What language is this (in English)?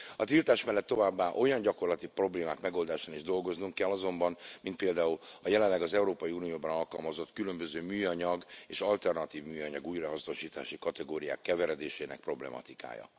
Hungarian